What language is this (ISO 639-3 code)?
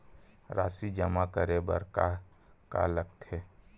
hne